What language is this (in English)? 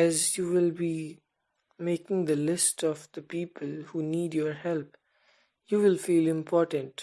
English